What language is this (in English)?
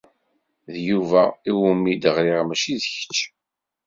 Kabyle